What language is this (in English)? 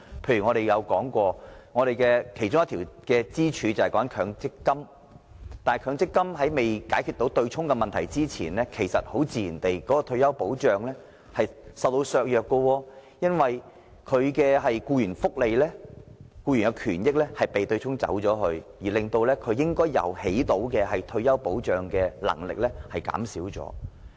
Cantonese